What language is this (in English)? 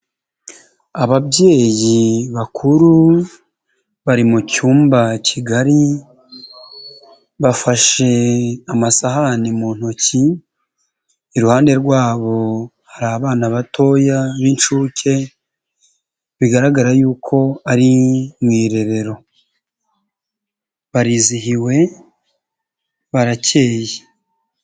Kinyarwanda